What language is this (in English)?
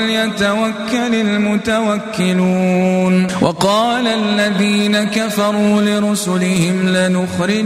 Arabic